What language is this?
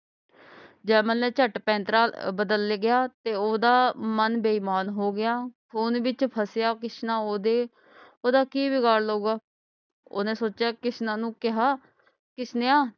Punjabi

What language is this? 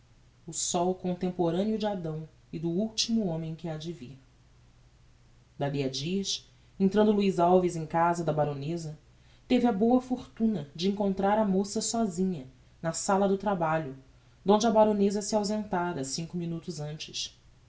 Portuguese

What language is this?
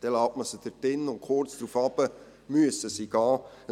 Swiss German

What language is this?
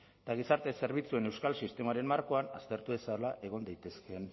Basque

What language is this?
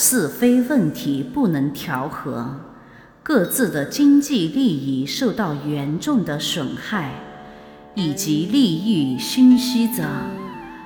Chinese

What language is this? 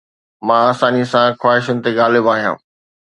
Sindhi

